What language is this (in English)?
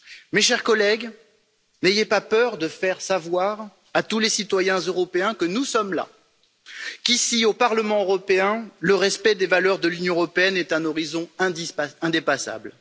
French